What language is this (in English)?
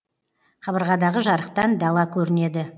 Kazakh